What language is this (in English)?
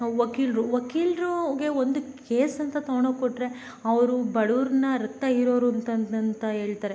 Kannada